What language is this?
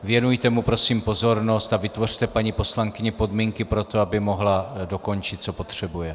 Czech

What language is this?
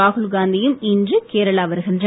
Tamil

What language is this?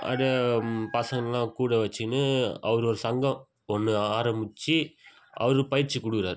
Tamil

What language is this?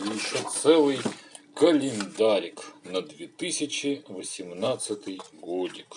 Russian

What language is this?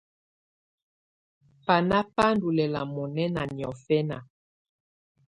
Tunen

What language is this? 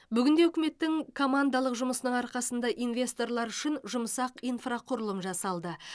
Kazakh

